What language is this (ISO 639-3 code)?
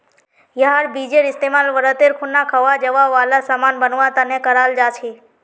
mag